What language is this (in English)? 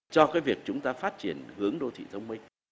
Vietnamese